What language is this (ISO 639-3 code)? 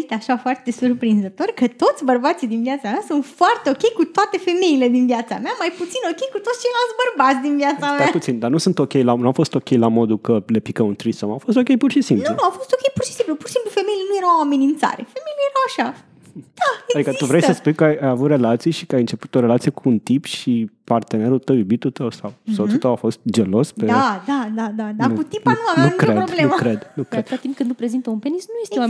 ron